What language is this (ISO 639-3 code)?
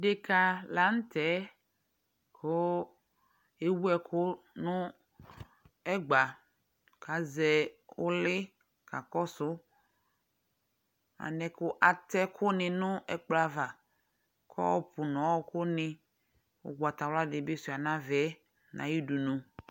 kpo